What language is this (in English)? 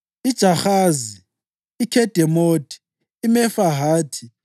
North Ndebele